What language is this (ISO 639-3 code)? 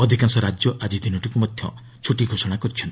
ori